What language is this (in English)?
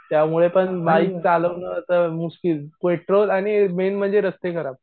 Marathi